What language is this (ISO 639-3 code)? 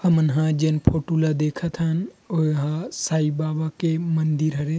hne